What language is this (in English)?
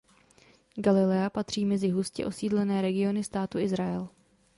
Czech